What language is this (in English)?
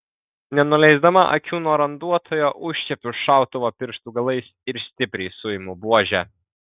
Lithuanian